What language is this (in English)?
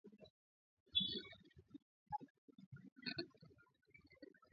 Swahili